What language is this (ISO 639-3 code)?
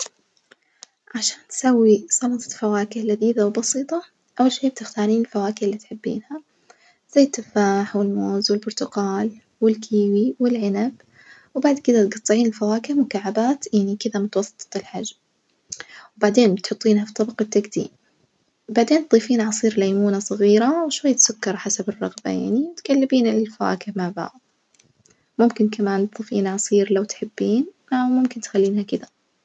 ars